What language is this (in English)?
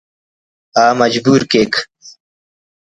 Brahui